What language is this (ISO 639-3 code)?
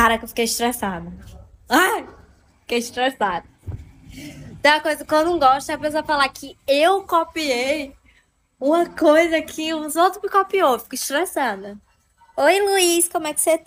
por